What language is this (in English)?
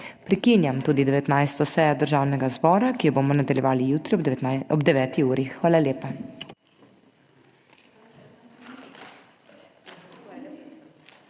Slovenian